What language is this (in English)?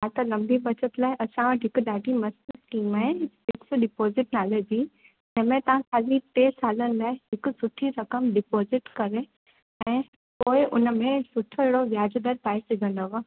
Sindhi